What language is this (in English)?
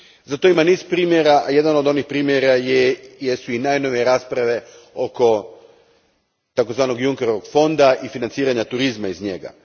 Croatian